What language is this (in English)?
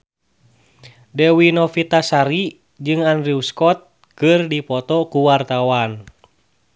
Sundanese